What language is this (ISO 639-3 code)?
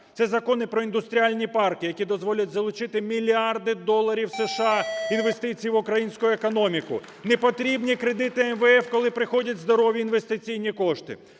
ukr